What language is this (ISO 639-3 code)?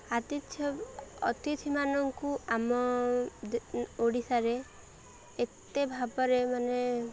ori